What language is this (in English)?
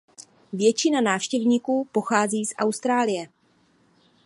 Czech